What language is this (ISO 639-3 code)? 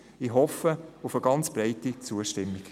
gsw